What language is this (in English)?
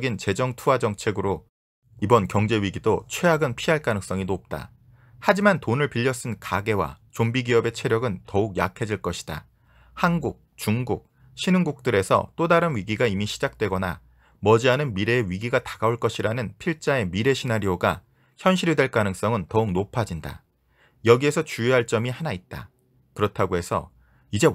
Korean